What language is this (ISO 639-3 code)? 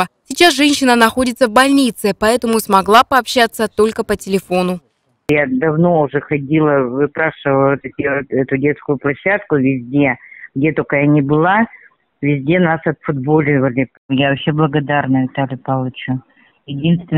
rus